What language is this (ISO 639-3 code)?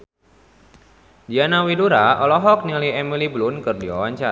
sun